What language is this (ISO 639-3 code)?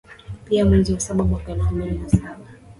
swa